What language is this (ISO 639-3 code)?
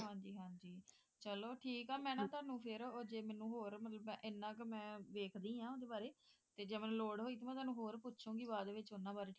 pan